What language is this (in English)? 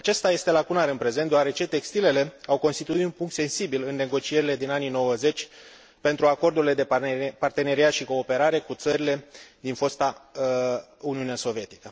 Romanian